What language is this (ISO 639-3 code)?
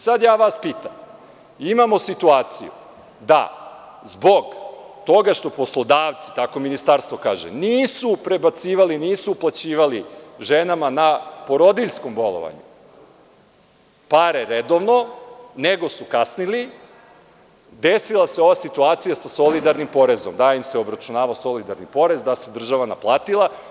srp